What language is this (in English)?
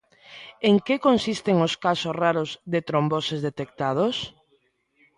Galician